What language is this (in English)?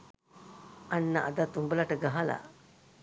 Sinhala